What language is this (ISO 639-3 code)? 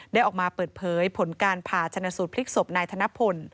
tha